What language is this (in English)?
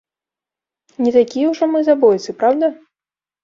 Belarusian